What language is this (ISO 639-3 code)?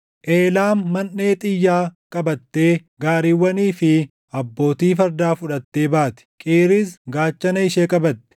orm